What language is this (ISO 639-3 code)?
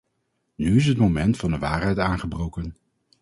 nld